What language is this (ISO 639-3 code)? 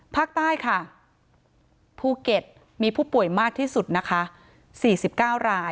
tha